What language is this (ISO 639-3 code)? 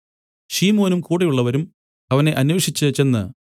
mal